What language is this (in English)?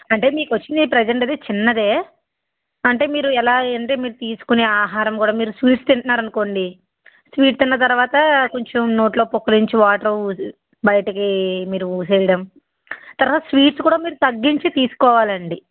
Telugu